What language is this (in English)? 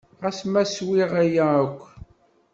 Kabyle